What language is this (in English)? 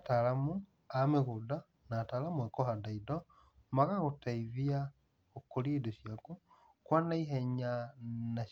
Kikuyu